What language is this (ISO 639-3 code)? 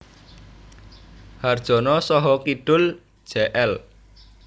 jav